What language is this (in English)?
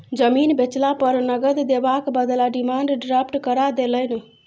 Maithili